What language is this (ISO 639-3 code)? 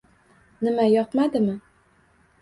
uzb